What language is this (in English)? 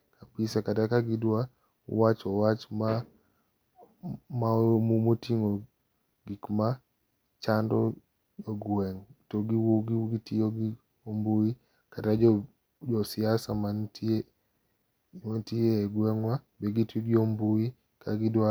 Luo (Kenya and Tanzania)